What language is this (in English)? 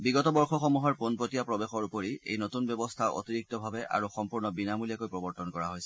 Assamese